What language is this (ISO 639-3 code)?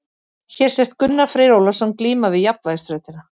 isl